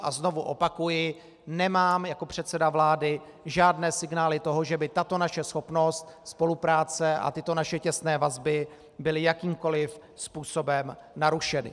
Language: Czech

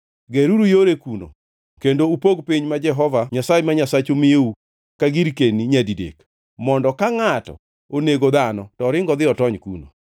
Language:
Luo (Kenya and Tanzania)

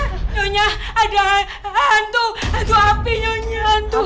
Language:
Indonesian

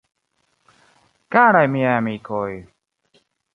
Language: Esperanto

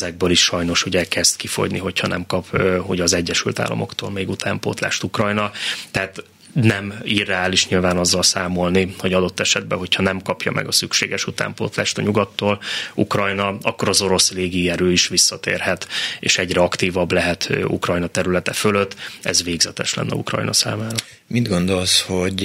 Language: Hungarian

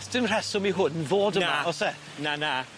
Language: Welsh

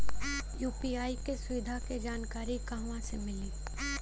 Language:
Bhojpuri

